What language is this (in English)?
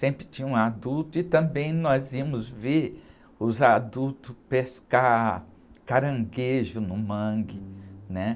Portuguese